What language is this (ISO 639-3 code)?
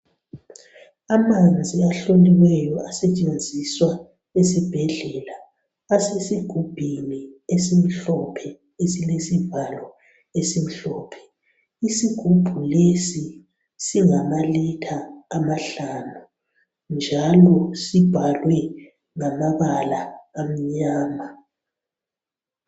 nde